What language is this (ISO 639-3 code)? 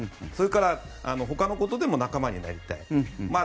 jpn